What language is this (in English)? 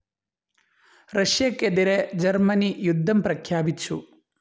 Malayalam